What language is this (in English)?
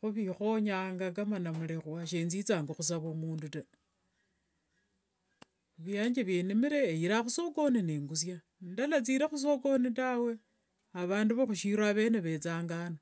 Wanga